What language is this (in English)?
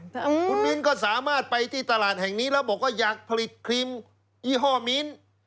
Thai